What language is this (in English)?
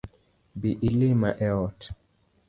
Luo (Kenya and Tanzania)